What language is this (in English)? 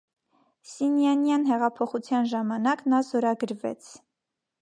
Armenian